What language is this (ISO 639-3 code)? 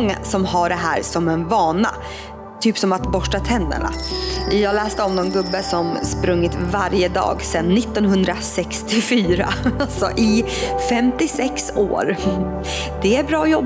swe